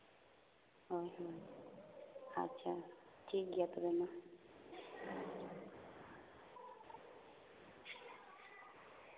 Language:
Santali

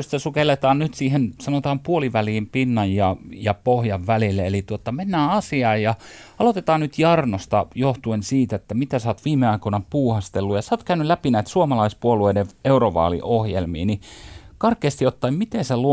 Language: Finnish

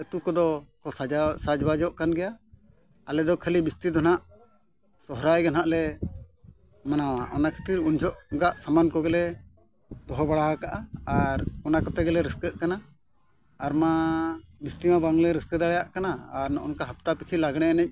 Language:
Santali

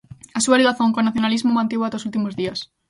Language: Galician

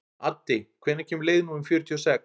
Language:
Icelandic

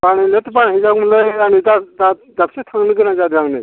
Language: Bodo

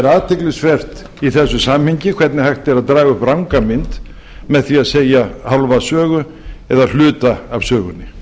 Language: Icelandic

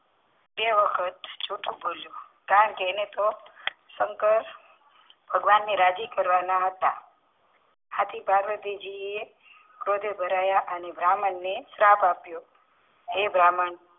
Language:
Gujarati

